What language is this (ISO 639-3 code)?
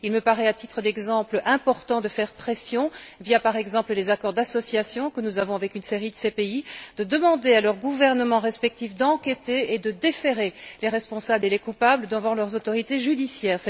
fra